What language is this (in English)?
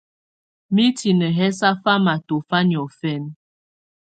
Tunen